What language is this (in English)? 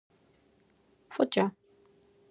Kabardian